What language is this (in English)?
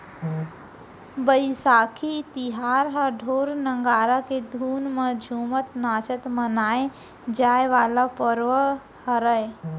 Chhattisgarhi